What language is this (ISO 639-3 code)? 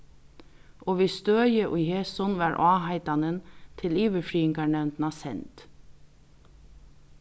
fao